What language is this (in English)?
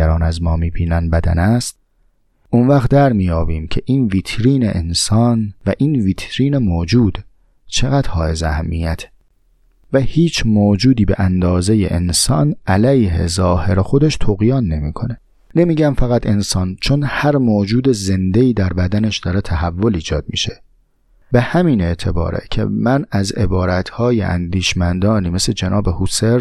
Persian